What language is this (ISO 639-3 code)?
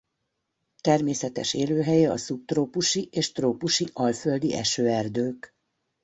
hun